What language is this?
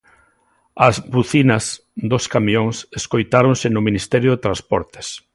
Galician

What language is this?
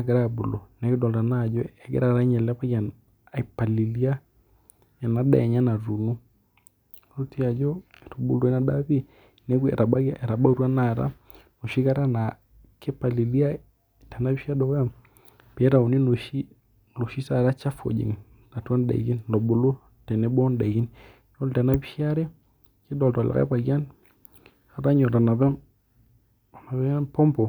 Masai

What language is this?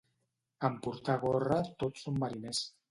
Catalan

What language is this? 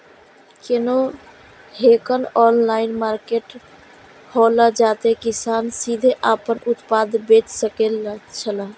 Maithili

